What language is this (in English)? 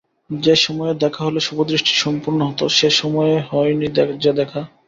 Bangla